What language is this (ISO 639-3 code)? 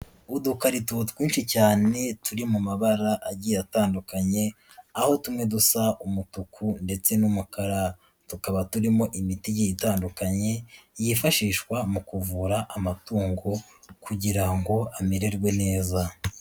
kin